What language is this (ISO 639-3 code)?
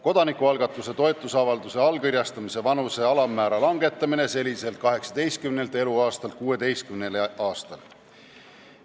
est